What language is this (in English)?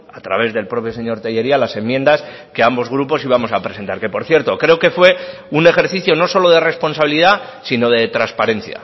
Spanish